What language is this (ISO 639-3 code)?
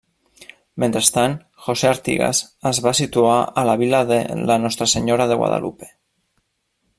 cat